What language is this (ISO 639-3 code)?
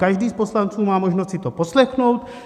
ces